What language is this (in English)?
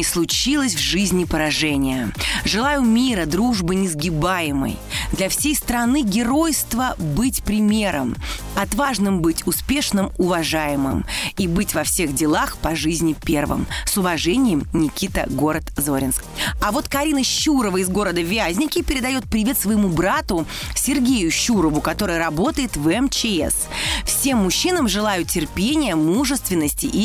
Russian